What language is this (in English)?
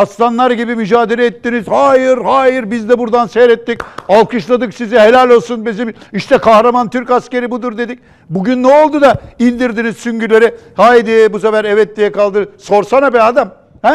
Turkish